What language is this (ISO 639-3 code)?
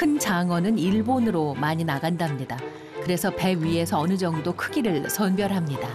kor